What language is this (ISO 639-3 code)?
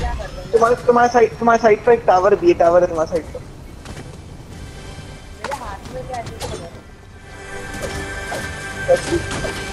hin